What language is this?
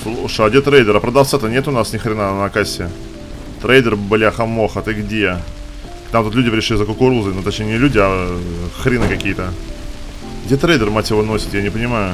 Russian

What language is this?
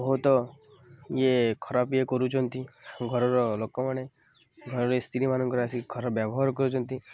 Odia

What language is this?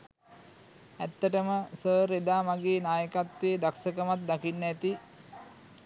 Sinhala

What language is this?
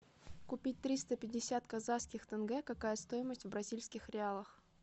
Russian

